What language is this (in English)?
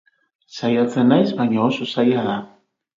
Basque